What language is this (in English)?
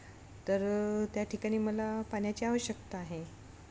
Marathi